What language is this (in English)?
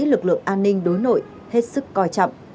Vietnamese